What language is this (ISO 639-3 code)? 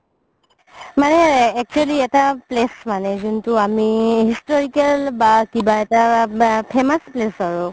asm